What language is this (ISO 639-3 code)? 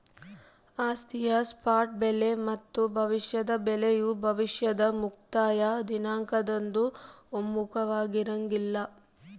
kan